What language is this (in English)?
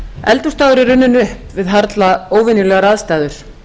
Icelandic